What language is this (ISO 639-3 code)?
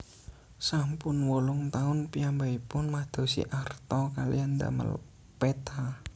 jav